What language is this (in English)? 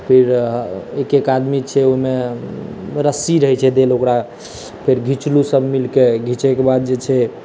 Maithili